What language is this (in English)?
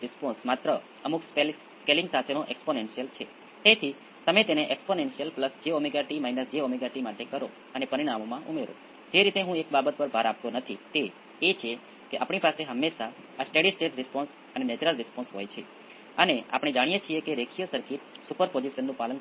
Gujarati